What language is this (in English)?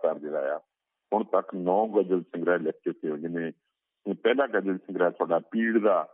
Punjabi